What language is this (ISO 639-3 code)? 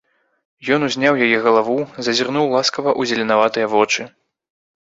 bel